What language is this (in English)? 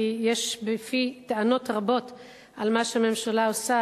Hebrew